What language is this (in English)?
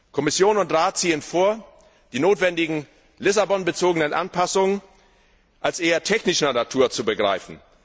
German